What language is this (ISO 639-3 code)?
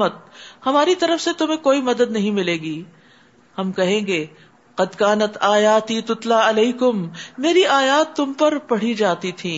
urd